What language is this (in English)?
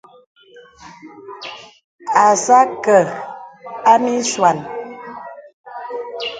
Bebele